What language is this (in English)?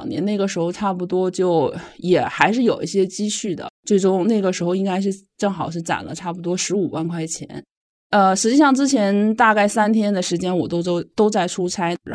Chinese